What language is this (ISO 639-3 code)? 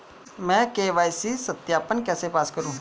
hin